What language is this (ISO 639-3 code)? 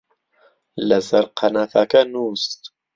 ckb